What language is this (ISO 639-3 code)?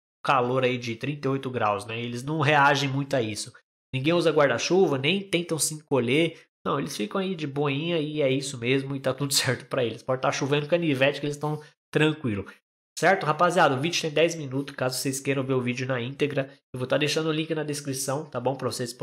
por